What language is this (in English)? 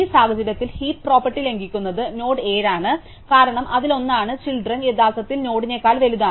Malayalam